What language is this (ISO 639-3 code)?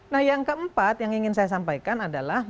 ind